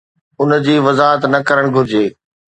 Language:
Sindhi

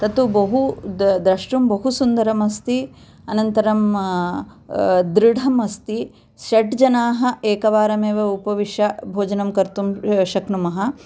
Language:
Sanskrit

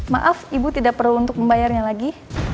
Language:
Indonesian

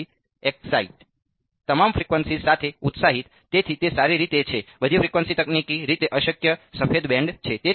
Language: Gujarati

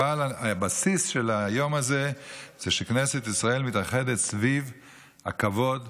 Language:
Hebrew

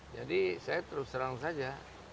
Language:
Indonesian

